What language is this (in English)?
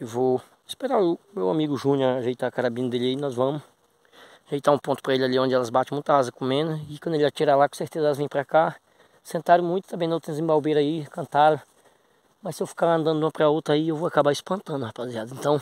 Portuguese